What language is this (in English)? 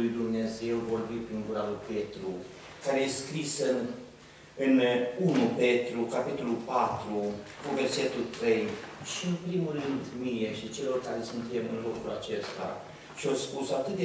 Romanian